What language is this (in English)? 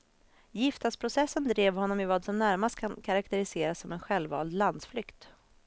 Swedish